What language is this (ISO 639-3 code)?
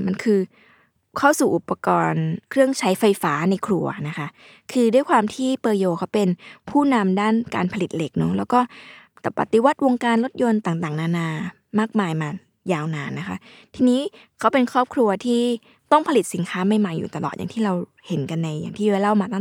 tha